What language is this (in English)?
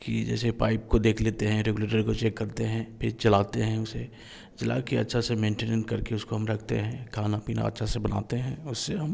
Hindi